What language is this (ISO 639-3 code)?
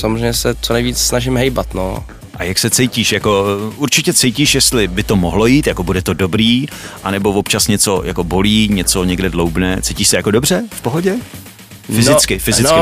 ces